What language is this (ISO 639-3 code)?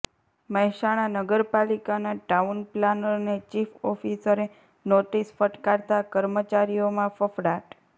guj